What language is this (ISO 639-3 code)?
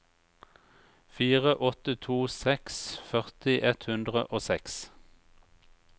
nor